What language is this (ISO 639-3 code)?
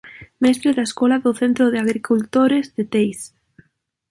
glg